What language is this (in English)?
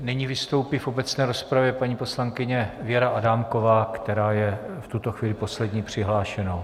Czech